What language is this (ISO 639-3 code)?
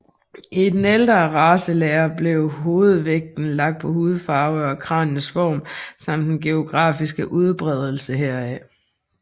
dan